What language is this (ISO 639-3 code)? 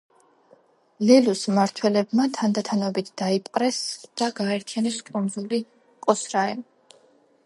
kat